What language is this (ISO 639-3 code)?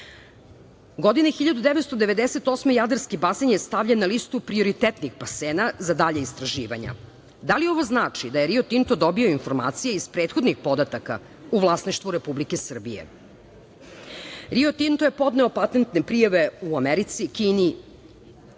srp